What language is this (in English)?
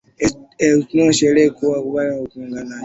Swahili